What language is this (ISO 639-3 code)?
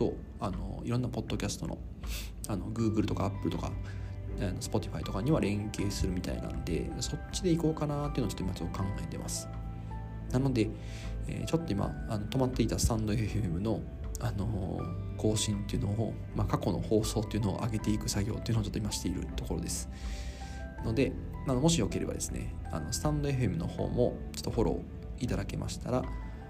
jpn